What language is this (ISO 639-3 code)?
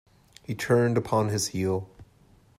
eng